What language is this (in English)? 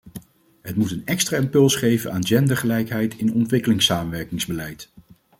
Dutch